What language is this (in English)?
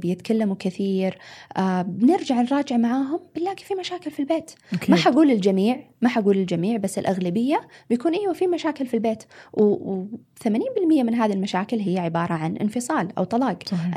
Arabic